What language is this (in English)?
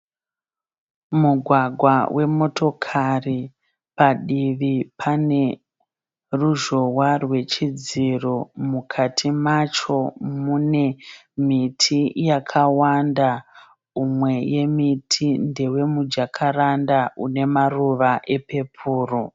Shona